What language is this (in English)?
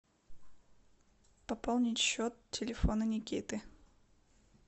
Russian